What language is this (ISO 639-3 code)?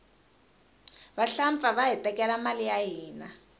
tso